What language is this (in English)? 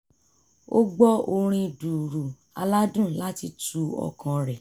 Yoruba